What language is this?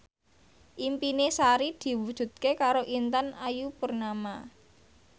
Javanese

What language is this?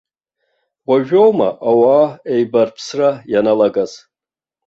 Abkhazian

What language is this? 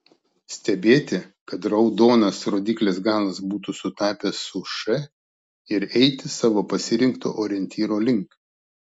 Lithuanian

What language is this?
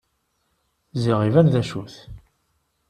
Kabyle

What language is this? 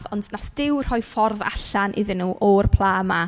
Welsh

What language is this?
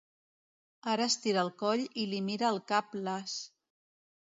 Catalan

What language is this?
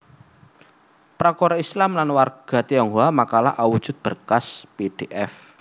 Javanese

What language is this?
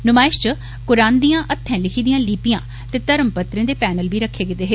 Dogri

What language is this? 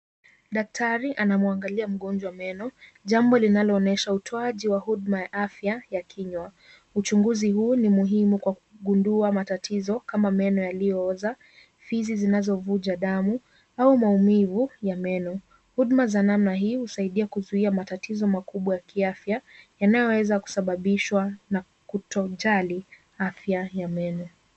Swahili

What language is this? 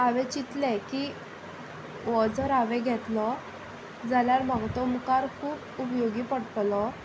Konkani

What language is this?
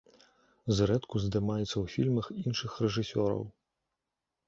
Belarusian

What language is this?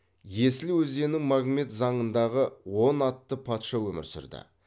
Kazakh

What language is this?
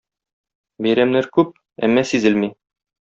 Tatar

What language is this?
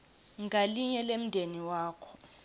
Swati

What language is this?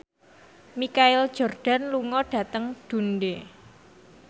Javanese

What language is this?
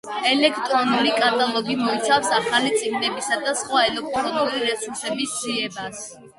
Georgian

